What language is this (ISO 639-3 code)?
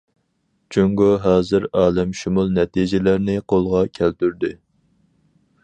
uig